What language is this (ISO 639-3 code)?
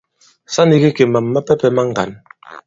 abb